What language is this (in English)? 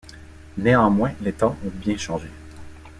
French